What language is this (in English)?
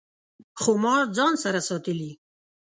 Pashto